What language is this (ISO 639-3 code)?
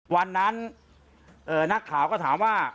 tha